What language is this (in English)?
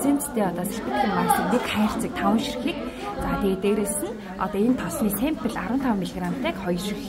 Turkish